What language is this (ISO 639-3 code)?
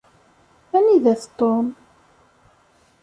kab